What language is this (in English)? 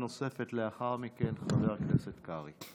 Hebrew